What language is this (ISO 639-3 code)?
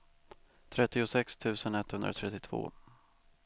swe